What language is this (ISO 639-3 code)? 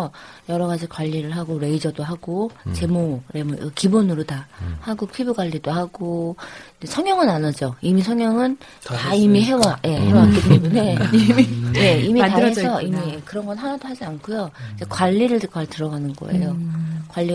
kor